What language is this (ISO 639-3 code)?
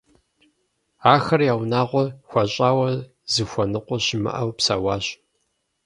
kbd